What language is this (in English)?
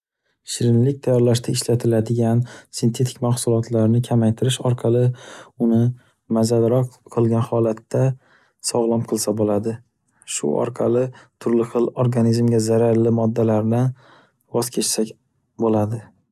Uzbek